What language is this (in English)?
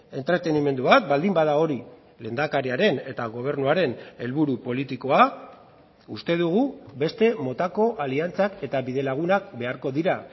Basque